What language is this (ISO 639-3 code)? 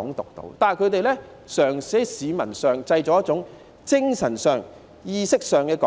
yue